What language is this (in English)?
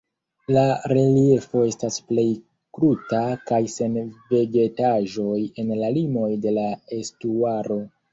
Esperanto